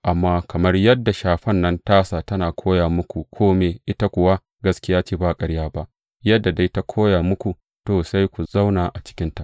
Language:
Hausa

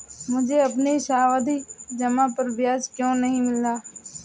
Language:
Hindi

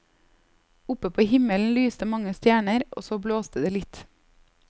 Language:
Norwegian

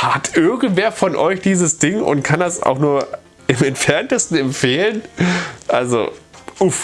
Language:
German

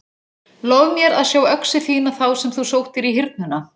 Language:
Icelandic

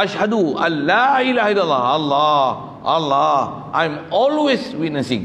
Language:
Malay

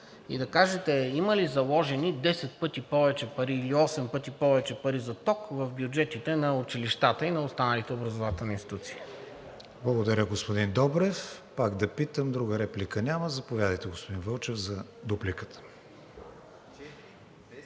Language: Bulgarian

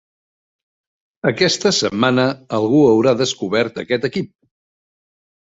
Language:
Catalan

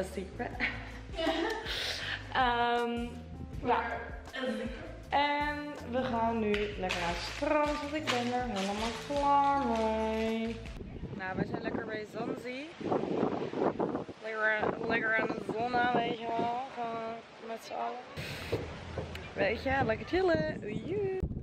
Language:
Dutch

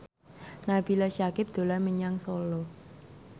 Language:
Javanese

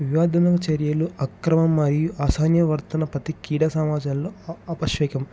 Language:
Telugu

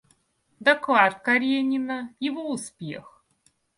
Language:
Russian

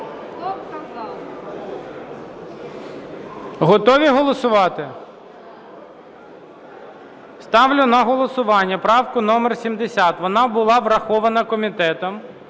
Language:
Ukrainian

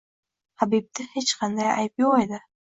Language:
Uzbek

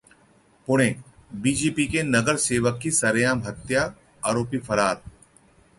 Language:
Hindi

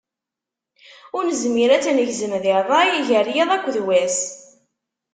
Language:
Kabyle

